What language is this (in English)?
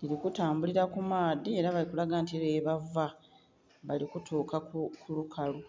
Soga